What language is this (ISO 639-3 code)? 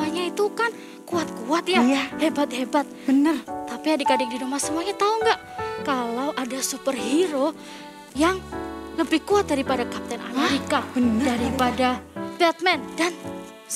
ind